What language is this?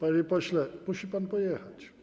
Polish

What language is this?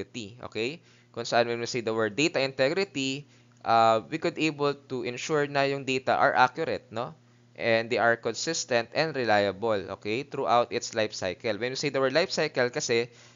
Filipino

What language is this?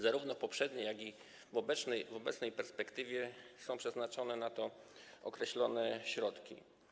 Polish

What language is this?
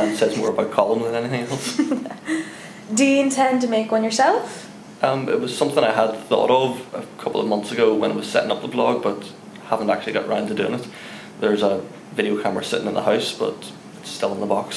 English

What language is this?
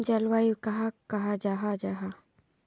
Magahi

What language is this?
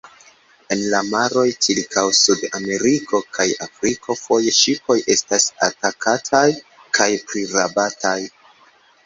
Esperanto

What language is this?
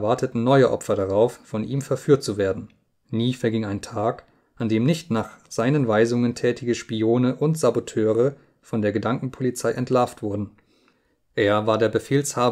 German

